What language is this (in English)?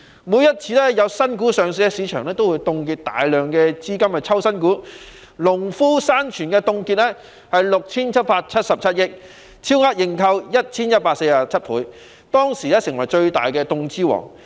Cantonese